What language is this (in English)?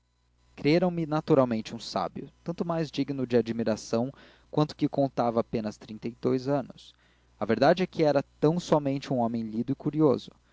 Portuguese